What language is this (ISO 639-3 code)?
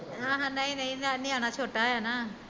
pan